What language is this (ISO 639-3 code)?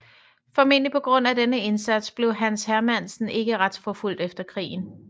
dan